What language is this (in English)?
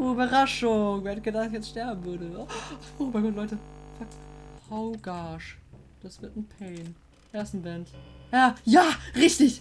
German